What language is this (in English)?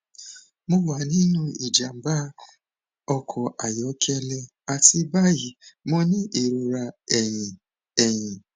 Yoruba